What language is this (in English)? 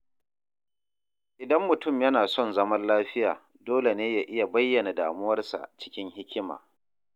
Hausa